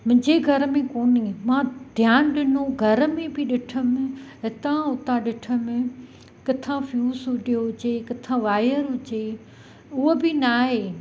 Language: Sindhi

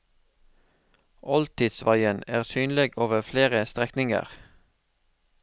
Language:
Norwegian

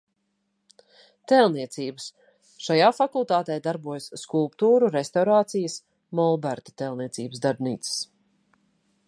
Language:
Latvian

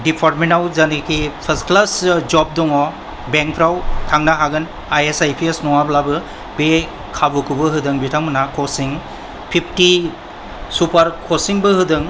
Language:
Bodo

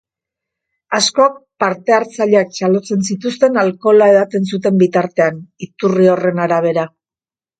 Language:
Basque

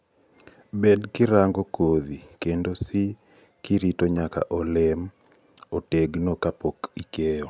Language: Luo (Kenya and Tanzania)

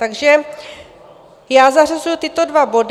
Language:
Czech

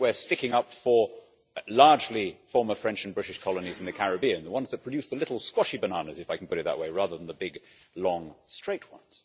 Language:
English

